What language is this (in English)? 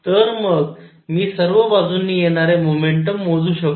Marathi